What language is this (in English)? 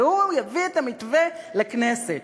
Hebrew